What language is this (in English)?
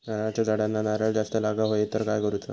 Marathi